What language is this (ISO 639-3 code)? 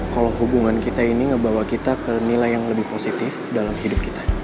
ind